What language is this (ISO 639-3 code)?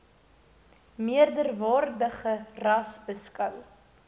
afr